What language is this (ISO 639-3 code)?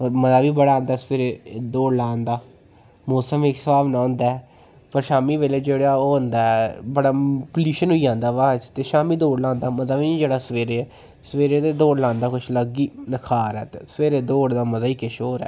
doi